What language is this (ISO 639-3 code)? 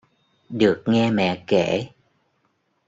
vie